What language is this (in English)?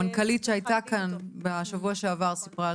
Hebrew